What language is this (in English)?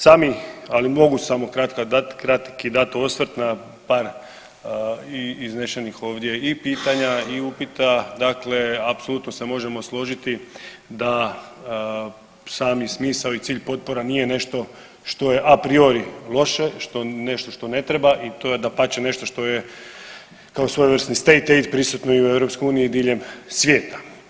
Croatian